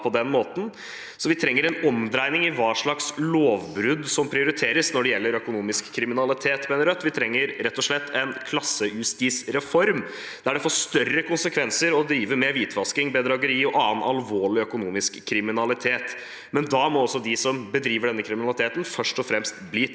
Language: Norwegian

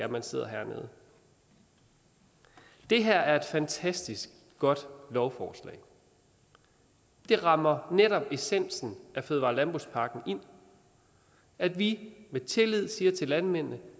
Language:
Danish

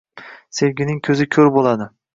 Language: Uzbek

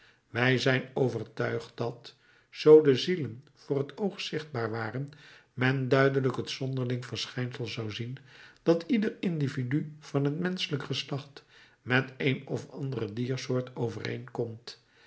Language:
Dutch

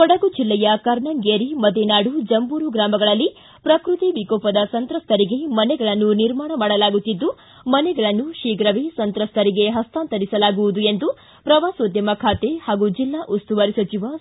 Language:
Kannada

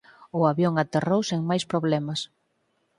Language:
Galician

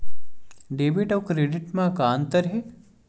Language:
Chhattisgarhi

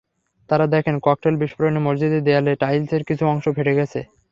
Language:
Bangla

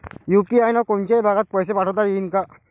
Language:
Marathi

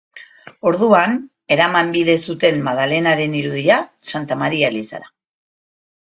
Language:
Basque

